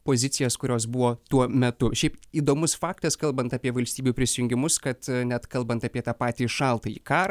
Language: Lithuanian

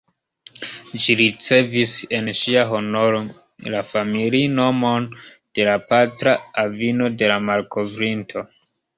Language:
Esperanto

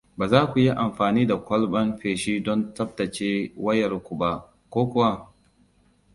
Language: Hausa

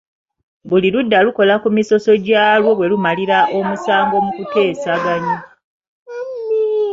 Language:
Ganda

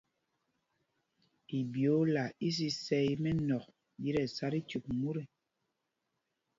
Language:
Mpumpong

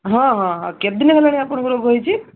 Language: Odia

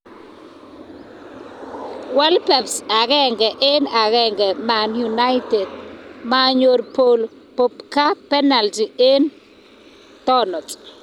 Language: Kalenjin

